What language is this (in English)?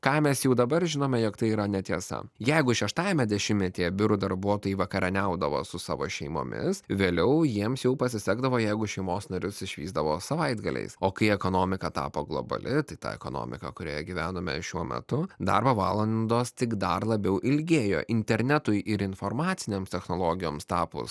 Lithuanian